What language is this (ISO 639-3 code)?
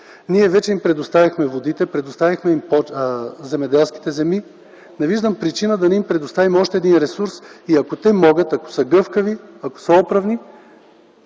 bul